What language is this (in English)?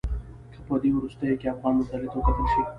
Pashto